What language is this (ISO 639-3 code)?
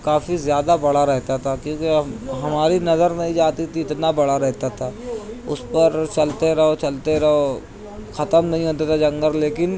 urd